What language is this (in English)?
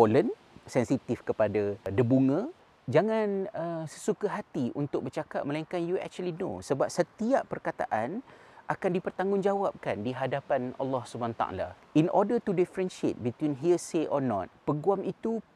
Malay